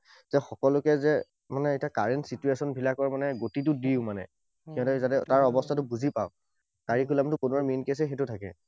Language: Assamese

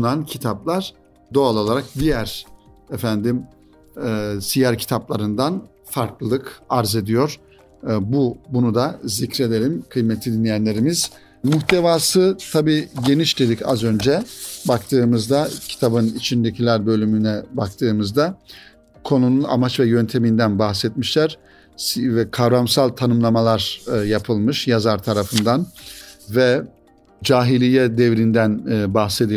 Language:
Turkish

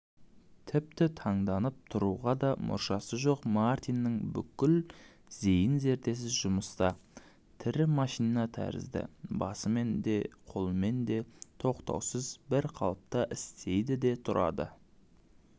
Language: Kazakh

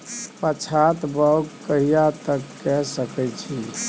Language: Maithili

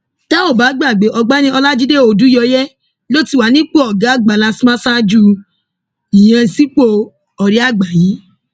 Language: Yoruba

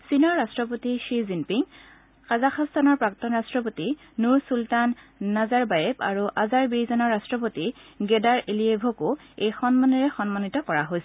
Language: Assamese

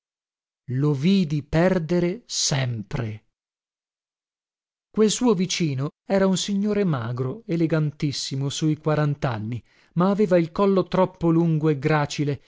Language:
Italian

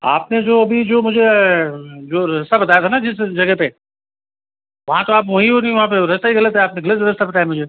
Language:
Hindi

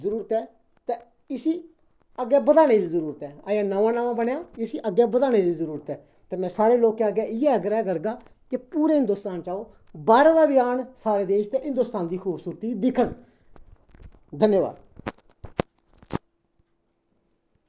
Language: Dogri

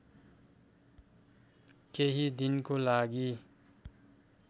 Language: Nepali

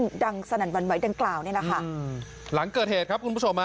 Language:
Thai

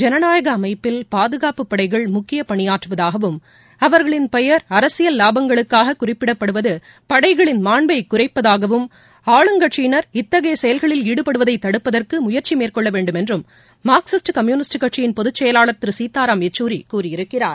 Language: Tamil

